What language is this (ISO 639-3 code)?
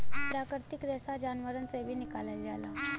bho